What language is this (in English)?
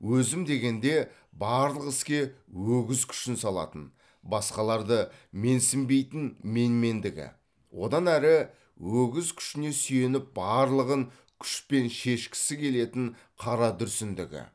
Kazakh